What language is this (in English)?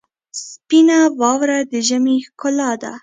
Pashto